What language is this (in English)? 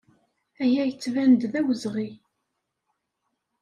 Kabyle